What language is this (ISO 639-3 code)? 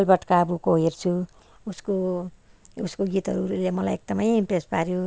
nep